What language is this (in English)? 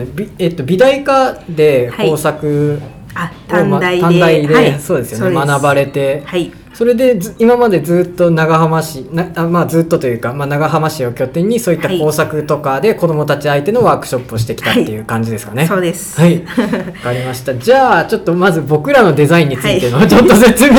Japanese